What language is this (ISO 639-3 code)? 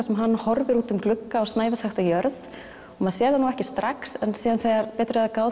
isl